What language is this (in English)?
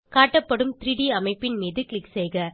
Tamil